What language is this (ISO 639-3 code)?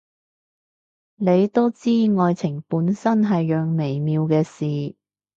yue